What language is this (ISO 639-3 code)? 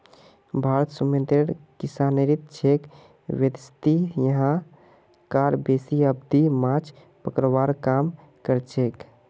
mag